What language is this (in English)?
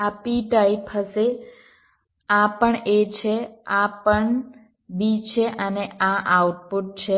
Gujarati